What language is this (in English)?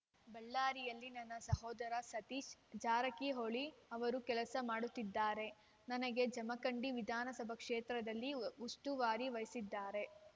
Kannada